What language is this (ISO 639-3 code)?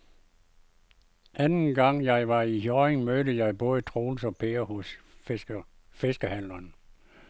dan